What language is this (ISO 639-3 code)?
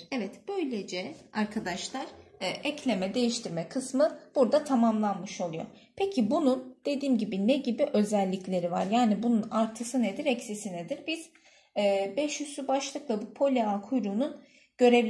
tur